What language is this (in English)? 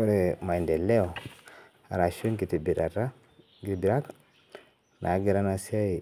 Masai